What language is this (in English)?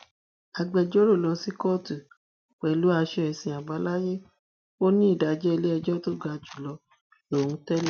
Yoruba